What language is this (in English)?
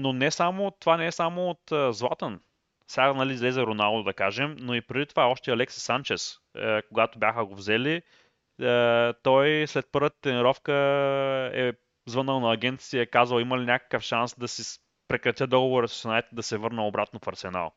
Bulgarian